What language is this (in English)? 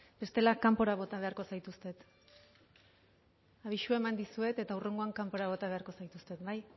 Basque